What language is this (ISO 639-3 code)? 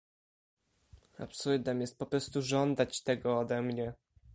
pol